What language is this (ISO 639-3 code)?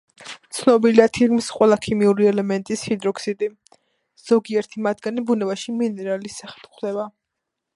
kat